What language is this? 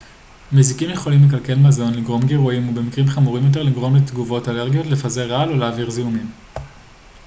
Hebrew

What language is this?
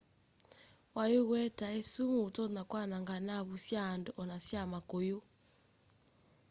Kamba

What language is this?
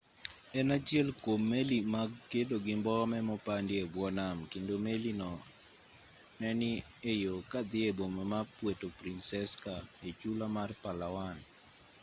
Luo (Kenya and Tanzania)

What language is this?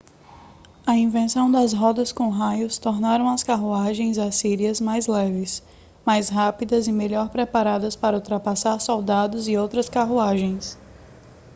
Portuguese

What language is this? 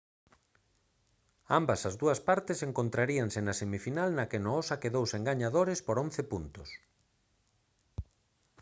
Galician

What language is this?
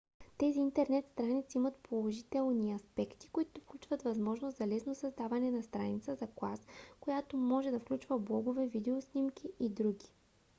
Bulgarian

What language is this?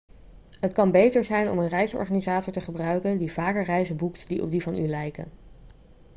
Dutch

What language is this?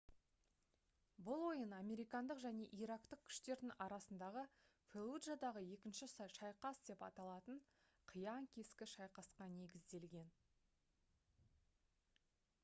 Kazakh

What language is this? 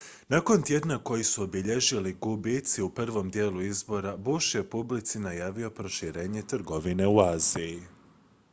Croatian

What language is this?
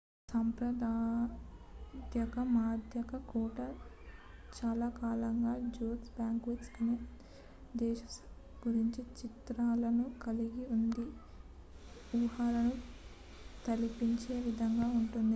Telugu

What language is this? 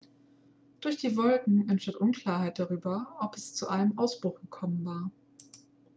German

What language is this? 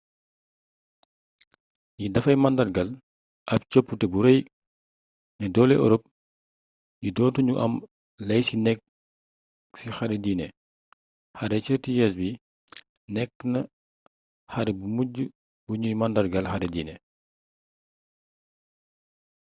Wolof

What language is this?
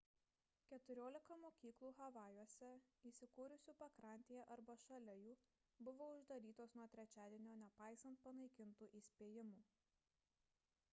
Lithuanian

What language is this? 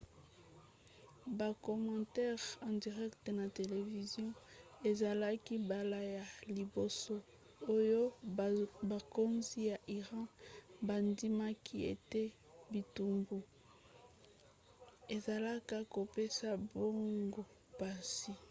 Lingala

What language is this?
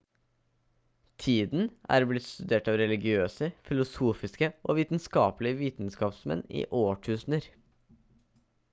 Norwegian Bokmål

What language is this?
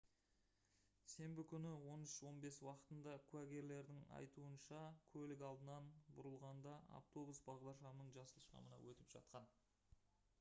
Kazakh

